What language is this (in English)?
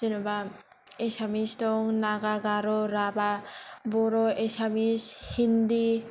Bodo